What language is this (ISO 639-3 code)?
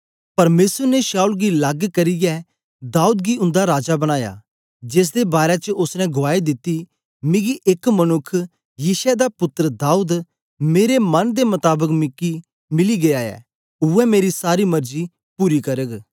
doi